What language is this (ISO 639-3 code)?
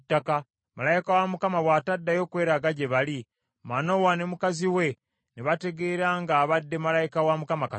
lug